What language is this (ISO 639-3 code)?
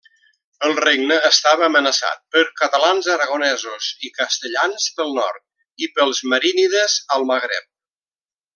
cat